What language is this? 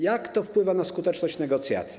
Polish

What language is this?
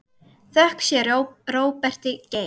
Icelandic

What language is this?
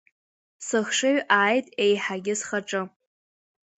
Abkhazian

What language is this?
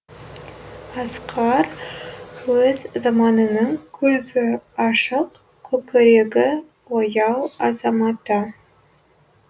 Kazakh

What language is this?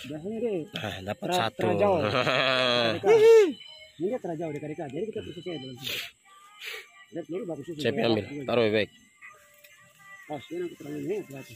Indonesian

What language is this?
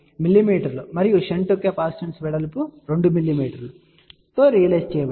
Telugu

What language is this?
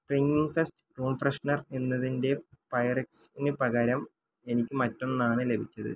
Malayalam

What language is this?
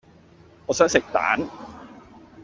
Cantonese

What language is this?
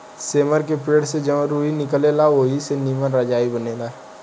Bhojpuri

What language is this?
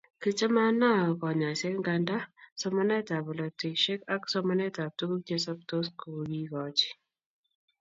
Kalenjin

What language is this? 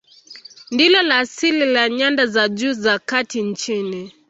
Swahili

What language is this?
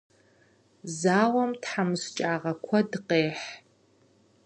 Kabardian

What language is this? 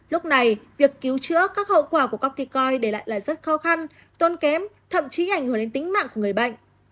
Vietnamese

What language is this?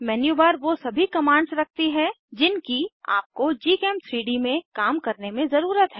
Hindi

